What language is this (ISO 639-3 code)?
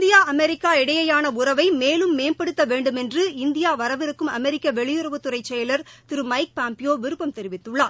tam